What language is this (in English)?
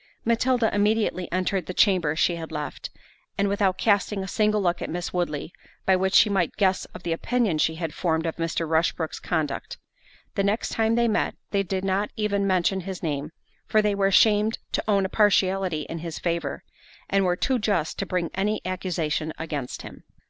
English